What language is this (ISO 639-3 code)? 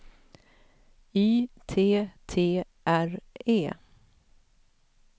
swe